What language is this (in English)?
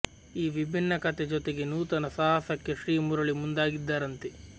Kannada